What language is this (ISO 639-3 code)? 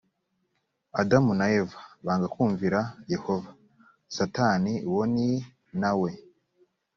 kin